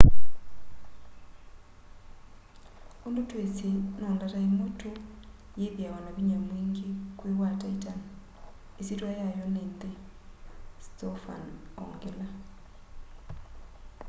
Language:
Kamba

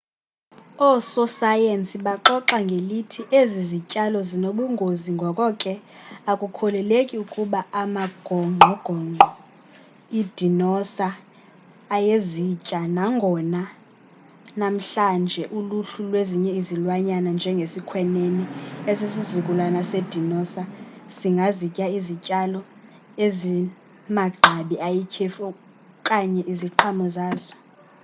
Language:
Xhosa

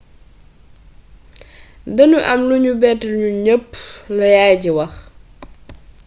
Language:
Wolof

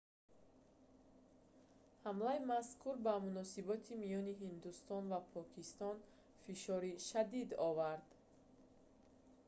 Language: Tajik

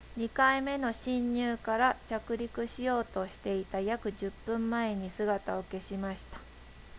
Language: Japanese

